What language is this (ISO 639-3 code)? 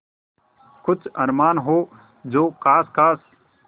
hin